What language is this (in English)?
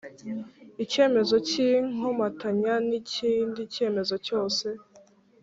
Kinyarwanda